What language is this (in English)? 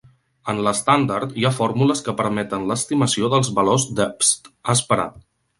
Catalan